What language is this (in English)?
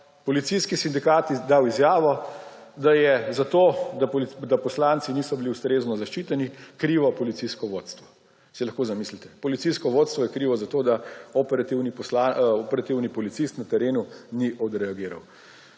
Slovenian